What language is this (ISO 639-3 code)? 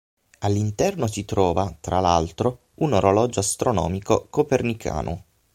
ita